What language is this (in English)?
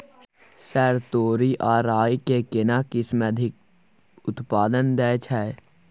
Maithili